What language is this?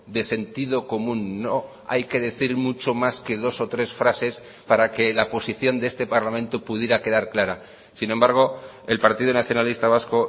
Spanish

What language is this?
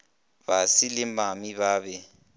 Northern Sotho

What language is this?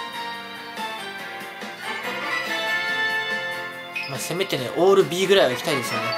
Japanese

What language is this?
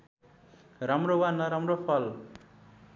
Nepali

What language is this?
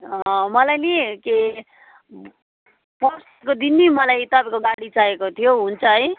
Nepali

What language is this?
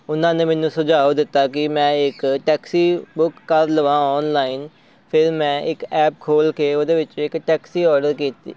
Punjabi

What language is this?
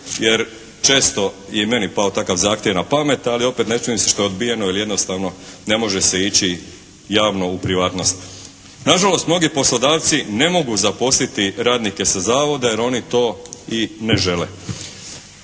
Croatian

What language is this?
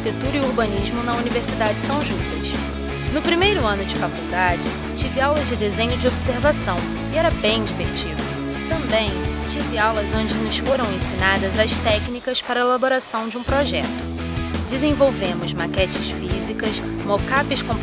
Portuguese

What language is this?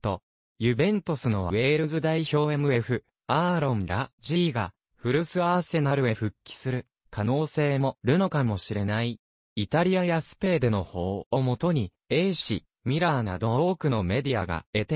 Japanese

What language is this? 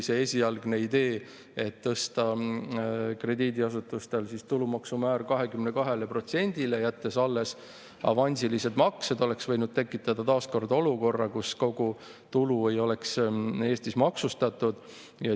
Estonian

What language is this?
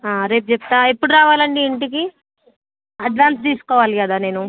Telugu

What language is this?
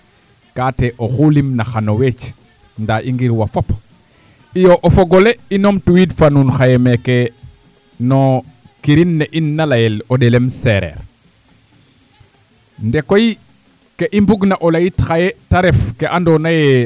Serer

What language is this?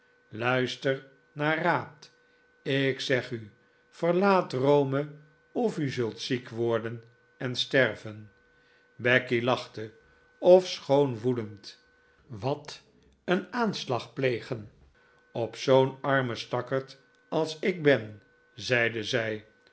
Dutch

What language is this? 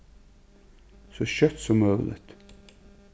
Faroese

